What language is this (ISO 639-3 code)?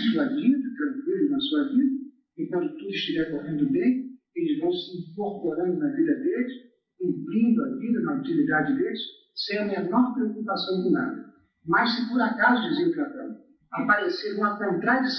por